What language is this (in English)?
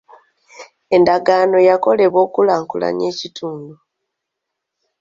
Ganda